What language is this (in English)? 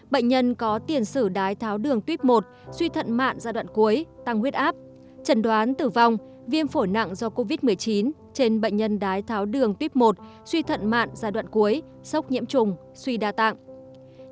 Vietnamese